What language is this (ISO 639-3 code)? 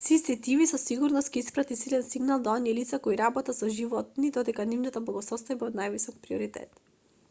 mkd